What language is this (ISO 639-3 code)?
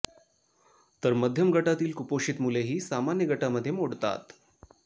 mar